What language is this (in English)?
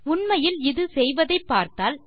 Tamil